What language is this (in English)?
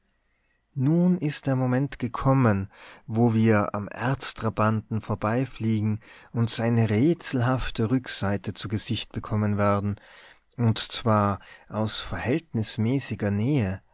German